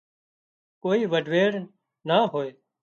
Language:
Wadiyara Koli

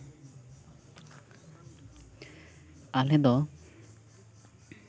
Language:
Santali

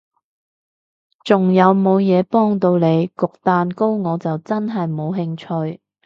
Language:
Cantonese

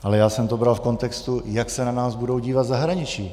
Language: Czech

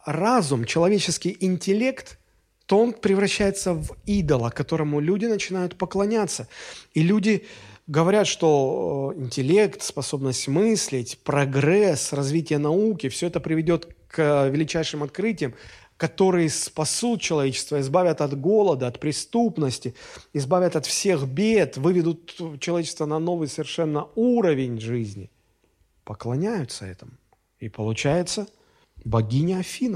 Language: Russian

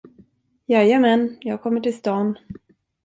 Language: Swedish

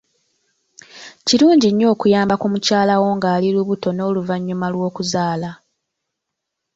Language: Ganda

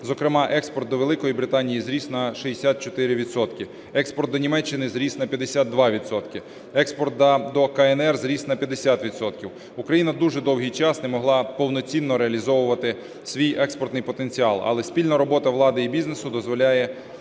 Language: Ukrainian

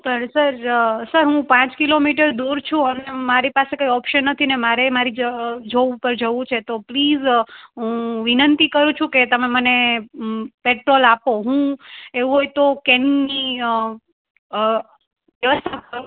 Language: Gujarati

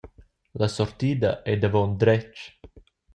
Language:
Romansh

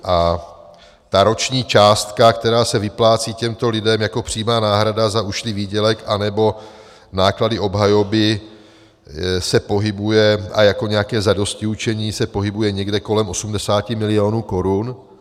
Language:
Czech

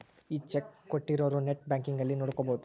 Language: Kannada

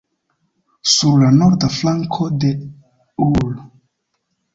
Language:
Esperanto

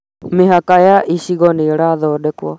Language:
Kikuyu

